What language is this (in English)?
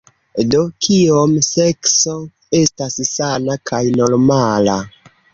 Esperanto